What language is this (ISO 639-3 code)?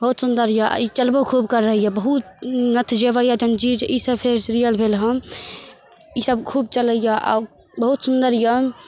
mai